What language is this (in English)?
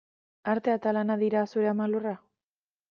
Basque